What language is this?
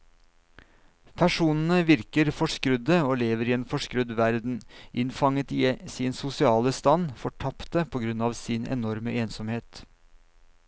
Norwegian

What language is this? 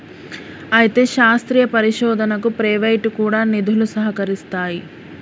Telugu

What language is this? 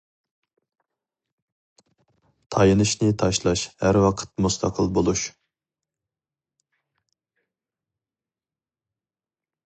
Uyghur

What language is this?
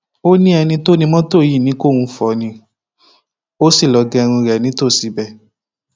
Yoruba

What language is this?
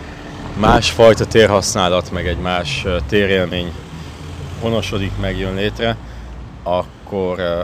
Hungarian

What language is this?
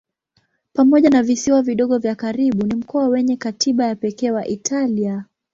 Swahili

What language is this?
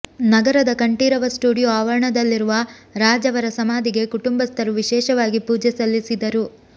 Kannada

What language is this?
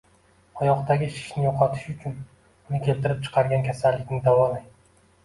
Uzbek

